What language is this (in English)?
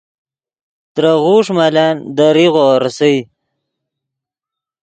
Yidgha